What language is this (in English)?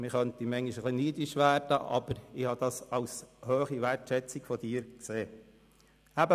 Swiss German